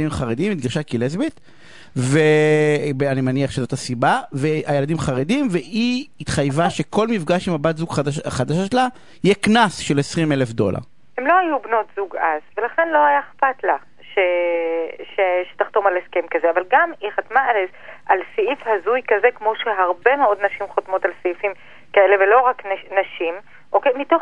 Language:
Hebrew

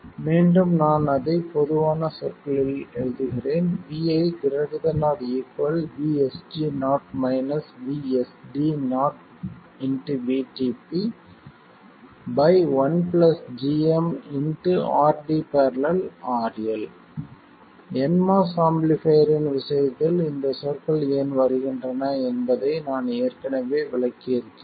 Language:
Tamil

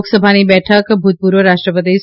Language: Gujarati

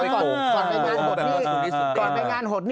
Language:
Thai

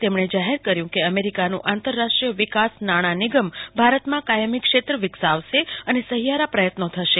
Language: Gujarati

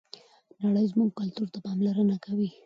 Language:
Pashto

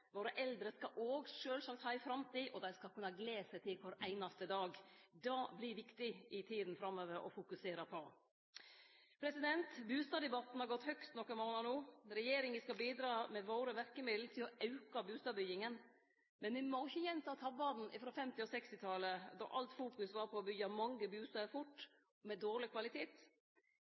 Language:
Norwegian Nynorsk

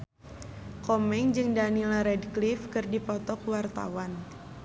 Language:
Sundanese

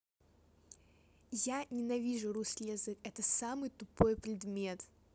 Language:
Russian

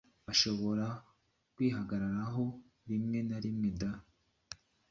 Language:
Kinyarwanda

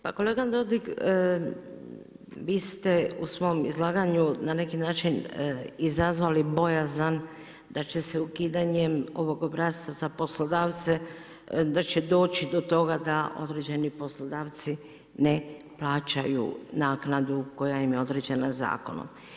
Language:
Croatian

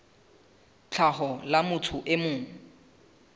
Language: Southern Sotho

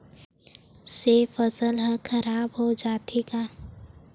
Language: Chhattisgarhi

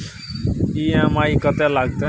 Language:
Maithili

